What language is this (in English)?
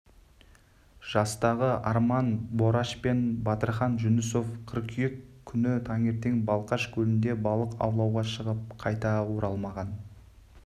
Kazakh